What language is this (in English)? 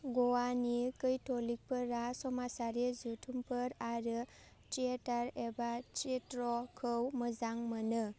Bodo